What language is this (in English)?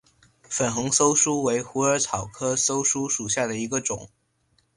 Chinese